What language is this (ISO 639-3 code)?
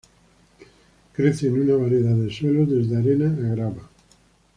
spa